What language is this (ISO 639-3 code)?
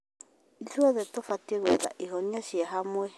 kik